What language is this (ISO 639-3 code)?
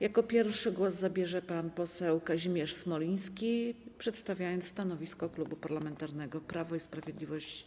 pol